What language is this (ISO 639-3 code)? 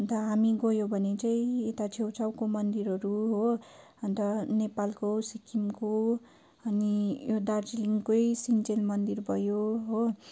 nep